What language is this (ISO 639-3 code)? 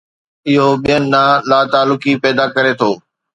snd